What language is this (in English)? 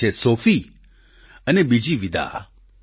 Gujarati